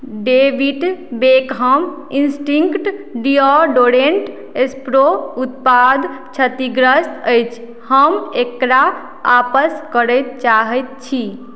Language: Maithili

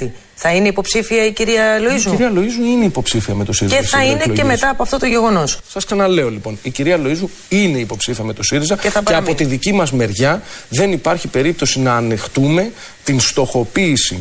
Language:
Greek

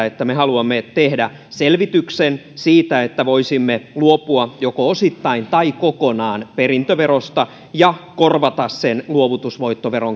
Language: Finnish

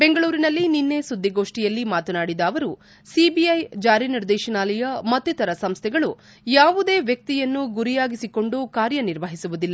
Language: Kannada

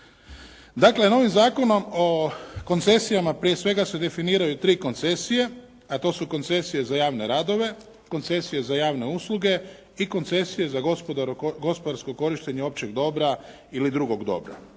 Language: Croatian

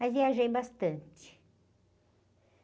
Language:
Portuguese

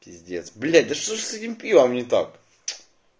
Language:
Russian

